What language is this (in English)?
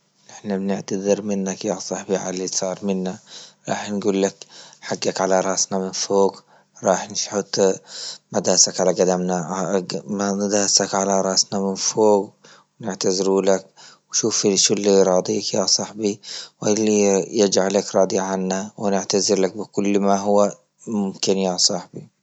Libyan Arabic